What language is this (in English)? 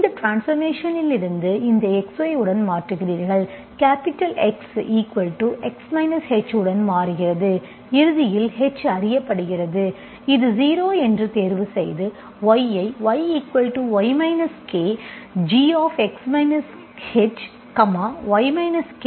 Tamil